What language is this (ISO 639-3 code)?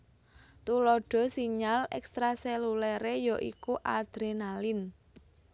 jav